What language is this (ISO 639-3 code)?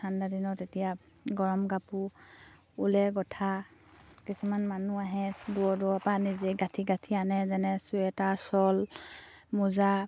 asm